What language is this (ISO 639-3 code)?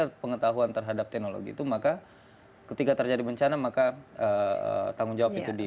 ind